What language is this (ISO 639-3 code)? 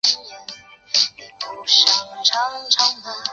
zho